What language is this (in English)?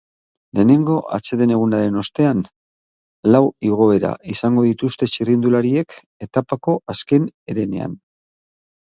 Basque